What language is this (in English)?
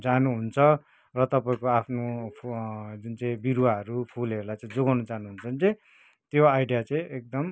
Nepali